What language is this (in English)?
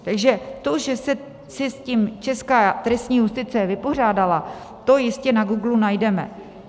Czech